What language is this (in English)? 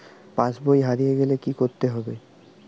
Bangla